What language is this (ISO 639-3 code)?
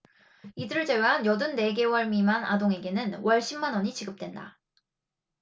kor